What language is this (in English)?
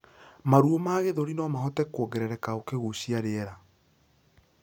Kikuyu